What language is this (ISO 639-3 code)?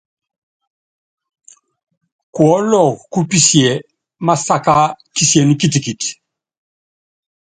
yav